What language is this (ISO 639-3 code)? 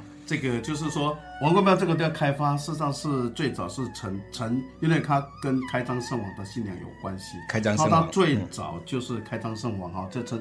zho